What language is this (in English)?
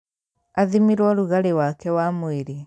Kikuyu